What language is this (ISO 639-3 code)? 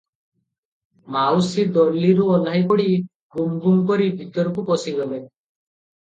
ori